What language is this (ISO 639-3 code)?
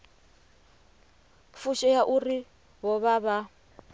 ven